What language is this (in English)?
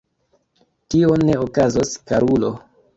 Esperanto